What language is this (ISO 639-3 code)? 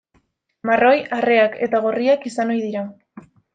eus